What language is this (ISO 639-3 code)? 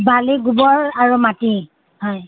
asm